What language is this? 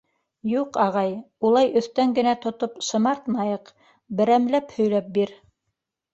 Bashkir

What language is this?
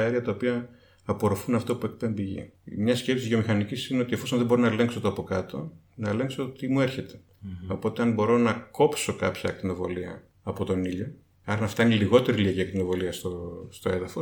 Greek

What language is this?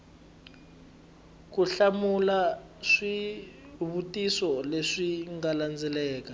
Tsonga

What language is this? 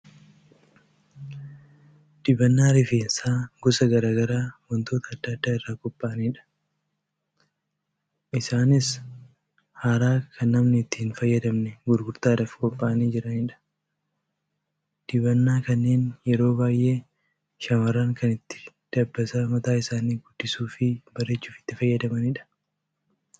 Oromo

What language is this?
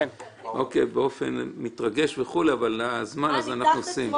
Hebrew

